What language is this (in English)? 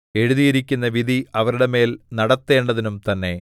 Malayalam